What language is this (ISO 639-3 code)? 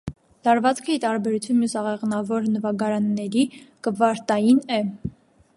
hye